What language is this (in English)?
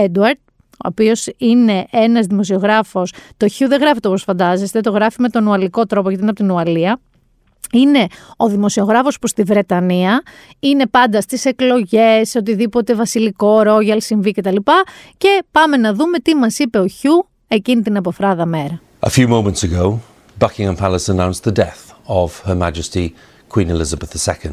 Greek